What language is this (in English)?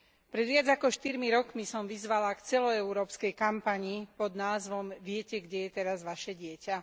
Slovak